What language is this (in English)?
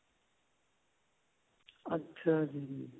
Punjabi